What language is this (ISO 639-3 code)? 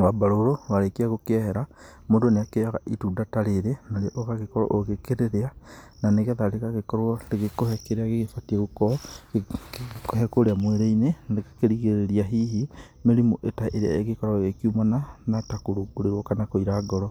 kik